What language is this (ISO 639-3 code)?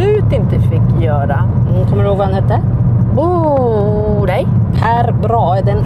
swe